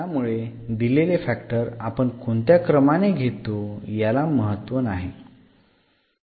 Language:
Marathi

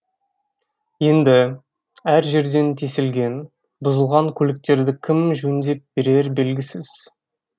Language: Kazakh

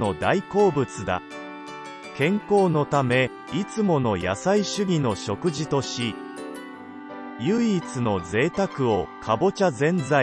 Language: Japanese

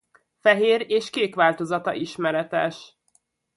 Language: Hungarian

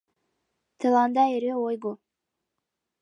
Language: Mari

